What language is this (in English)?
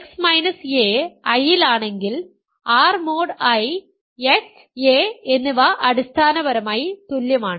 Malayalam